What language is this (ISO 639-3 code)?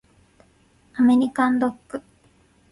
jpn